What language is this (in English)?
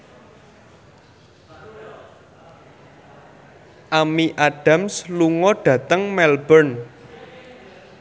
Javanese